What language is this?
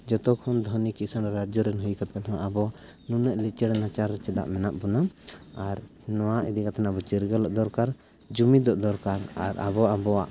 Santali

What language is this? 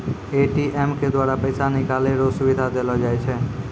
Maithili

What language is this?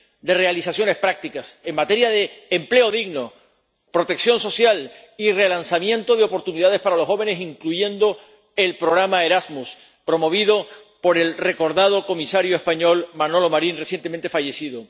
Spanish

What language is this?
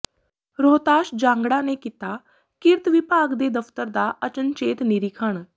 Punjabi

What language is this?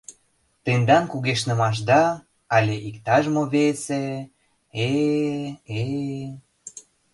Mari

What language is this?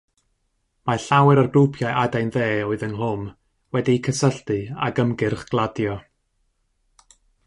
Welsh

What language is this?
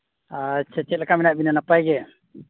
Santali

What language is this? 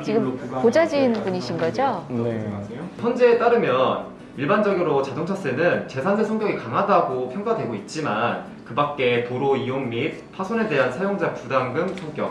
Korean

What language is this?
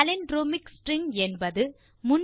Tamil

